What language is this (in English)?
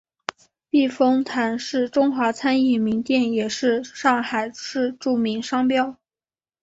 Chinese